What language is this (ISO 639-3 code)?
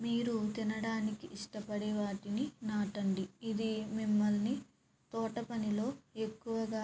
tel